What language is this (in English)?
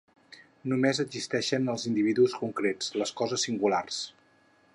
Catalan